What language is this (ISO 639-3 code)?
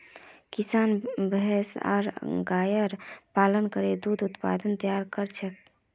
mag